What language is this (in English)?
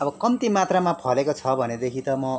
Nepali